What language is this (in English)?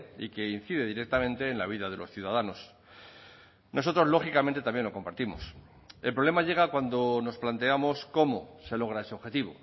Spanish